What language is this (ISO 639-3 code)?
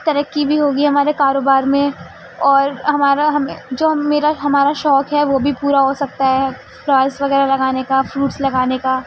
urd